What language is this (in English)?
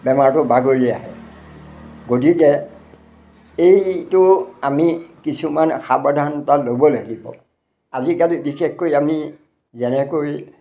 Assamese